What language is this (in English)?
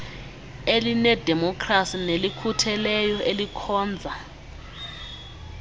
Xhosa